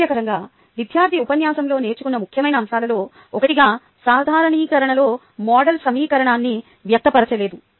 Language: Telugu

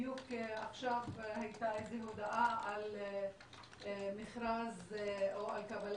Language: Hebrew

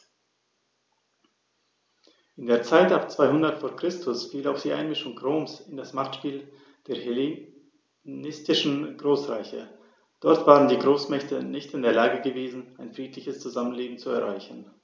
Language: German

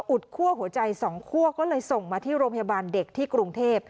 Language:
Thai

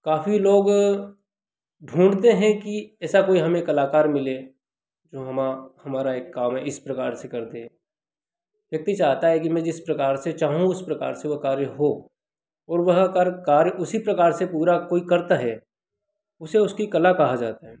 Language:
Hindi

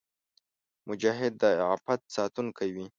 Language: Pashto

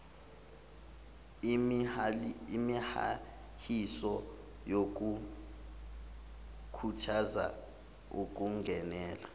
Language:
Zulu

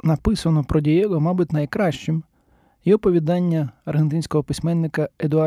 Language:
Ukrainian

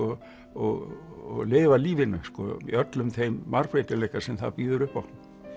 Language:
Icelandic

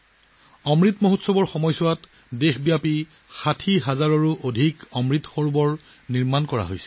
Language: Assamese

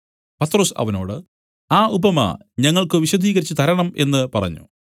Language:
Malayalam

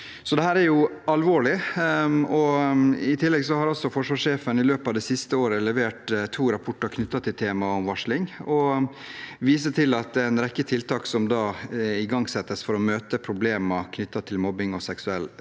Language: Norwegian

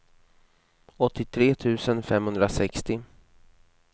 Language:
Swedish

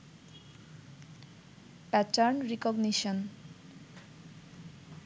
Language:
Bangla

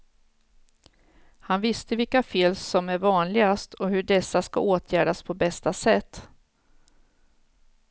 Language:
Swedish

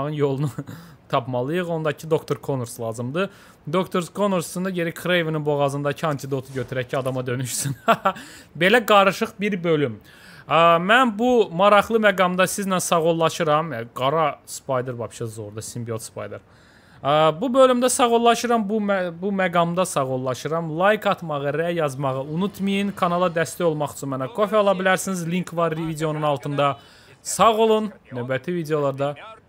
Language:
Turkish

